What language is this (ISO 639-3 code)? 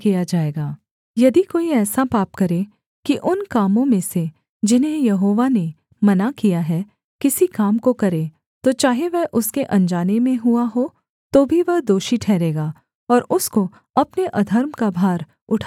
hin